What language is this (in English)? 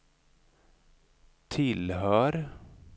Swedish